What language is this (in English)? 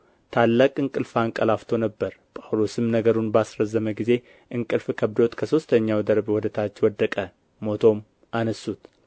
Amharic